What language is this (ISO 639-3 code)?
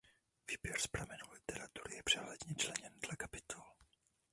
ces